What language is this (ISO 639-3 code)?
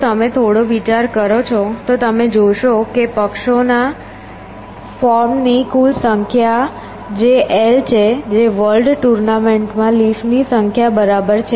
guj